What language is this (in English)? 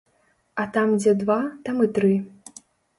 Belarusian